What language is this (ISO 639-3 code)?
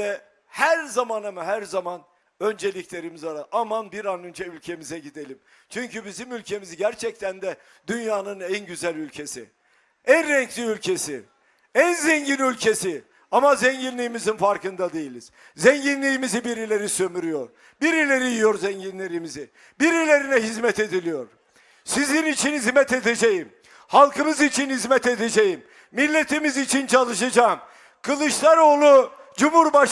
tur